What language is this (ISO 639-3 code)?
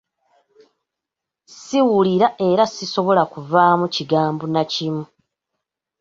lug